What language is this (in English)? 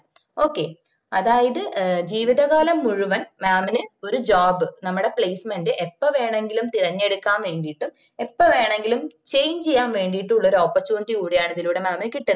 Malayalam